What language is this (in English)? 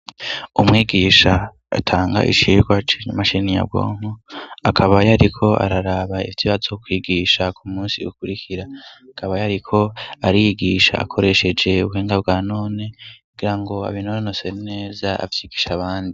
Rundi